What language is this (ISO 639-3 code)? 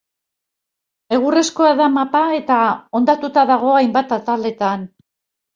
eus